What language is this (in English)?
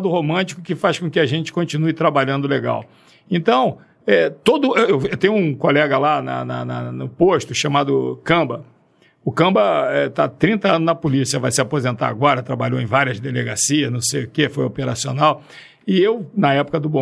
Portuguese